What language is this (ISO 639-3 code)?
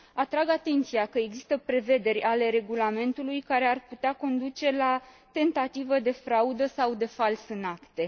ron